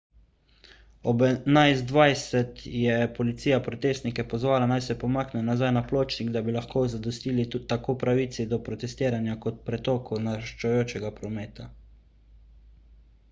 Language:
Slovenian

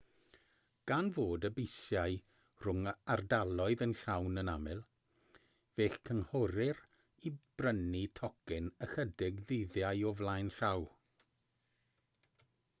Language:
Welsh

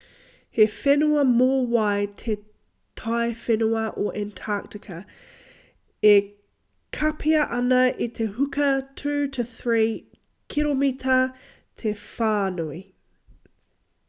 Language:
Māori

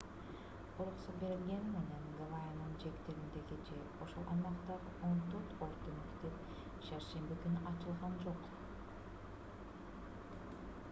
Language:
Kyrgyz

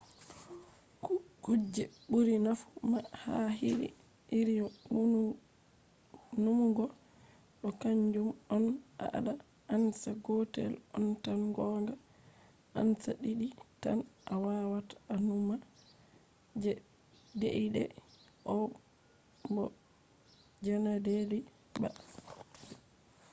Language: Fula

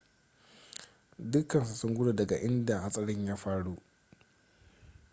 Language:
Hausa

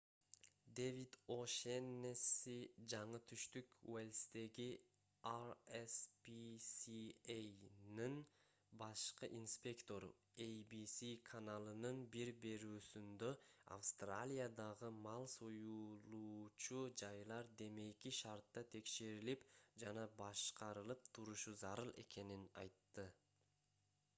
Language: Kyrgyz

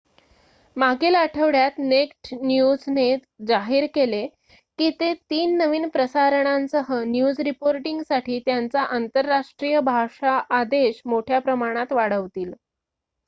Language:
Marathi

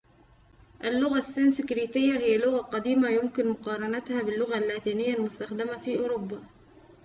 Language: Arabic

